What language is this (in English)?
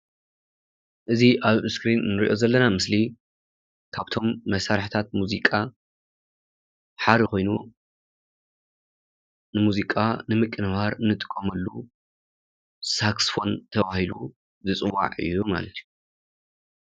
Tigrinya